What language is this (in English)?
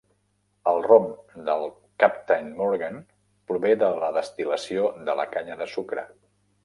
Catalan